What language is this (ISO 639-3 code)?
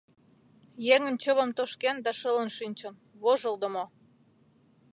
chm